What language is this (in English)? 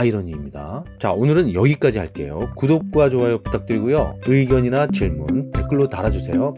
Korean